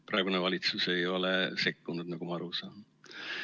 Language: Estonian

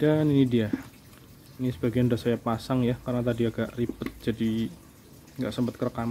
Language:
Indonesian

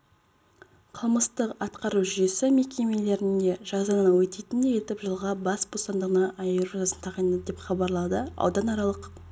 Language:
Kazakh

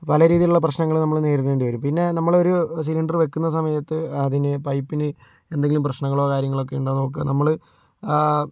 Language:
Malayalam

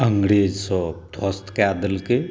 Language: Maithili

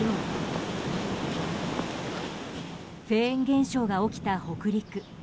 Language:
Japanese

